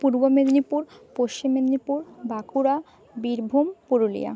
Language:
Bangla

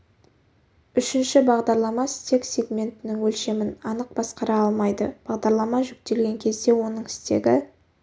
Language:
Kazakh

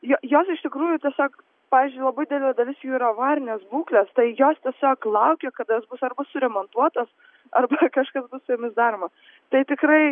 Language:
Lithuanian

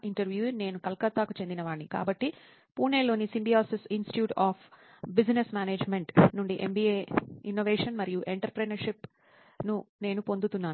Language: Telugu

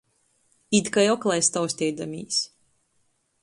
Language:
Latgalian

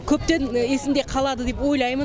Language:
Kazakh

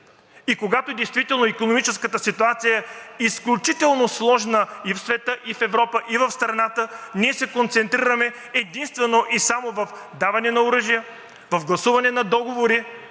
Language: Bulgarian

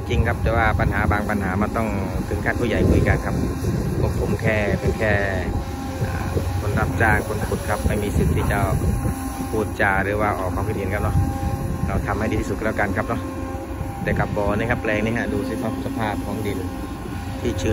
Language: Thai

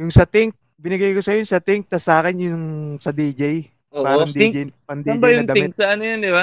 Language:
Filipino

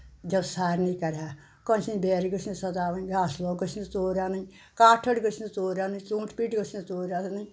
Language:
Kashmiri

